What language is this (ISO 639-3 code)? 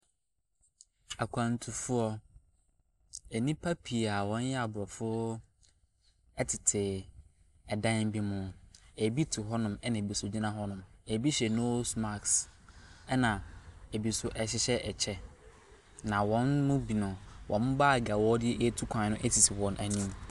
aka